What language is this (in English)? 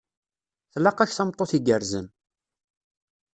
Kabyle